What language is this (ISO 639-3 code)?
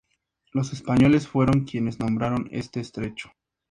spa